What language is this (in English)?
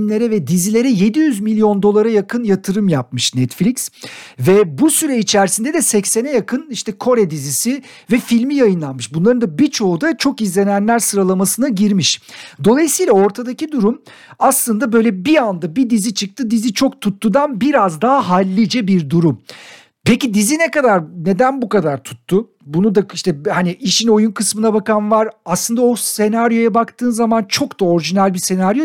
Turkish